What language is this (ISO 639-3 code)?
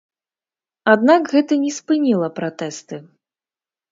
bel